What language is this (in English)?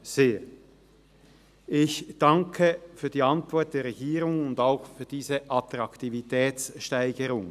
Swiss German